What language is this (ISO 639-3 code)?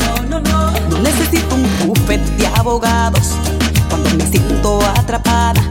spa